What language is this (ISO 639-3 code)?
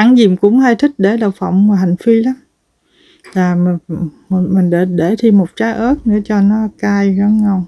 vie